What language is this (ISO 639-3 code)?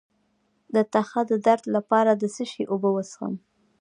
pus